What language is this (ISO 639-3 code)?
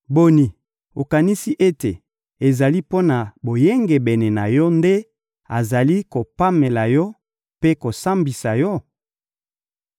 lin